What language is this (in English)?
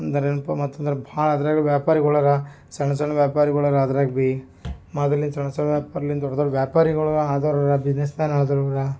Kannada